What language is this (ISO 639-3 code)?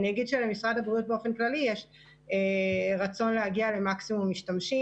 heb